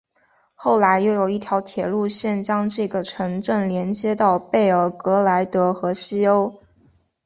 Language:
Chinese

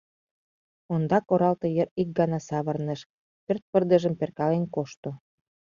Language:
Mari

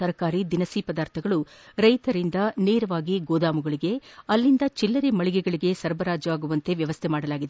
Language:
Kannada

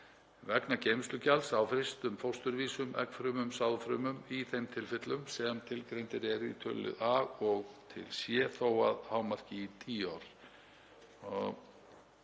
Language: Icelandic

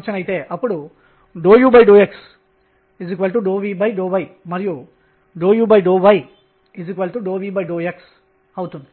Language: Telugu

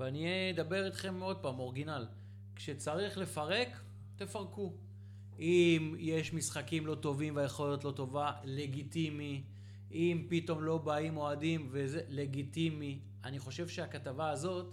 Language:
Hebrew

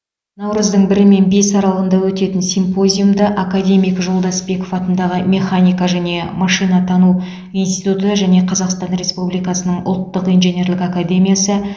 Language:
Kazakh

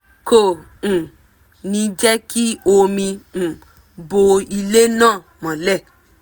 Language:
Yoruba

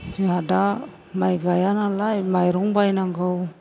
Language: Bodo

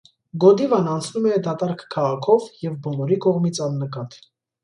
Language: Armenian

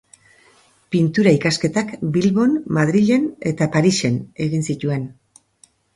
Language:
Basque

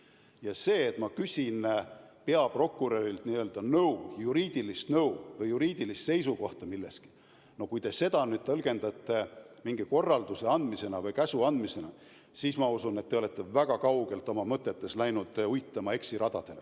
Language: Estonian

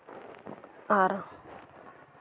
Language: Santali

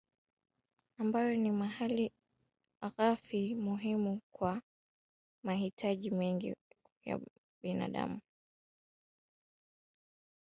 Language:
Swahili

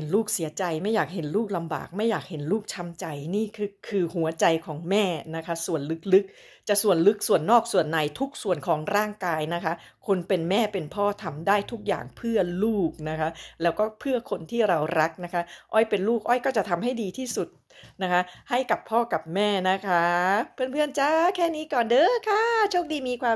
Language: Thai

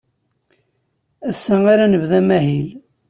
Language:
Kabyle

